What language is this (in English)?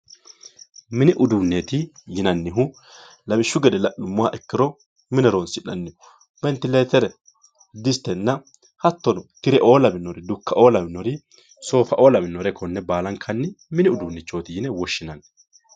Sidamo